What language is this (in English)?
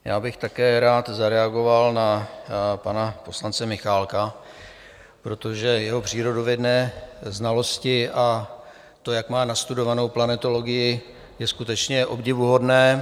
Czech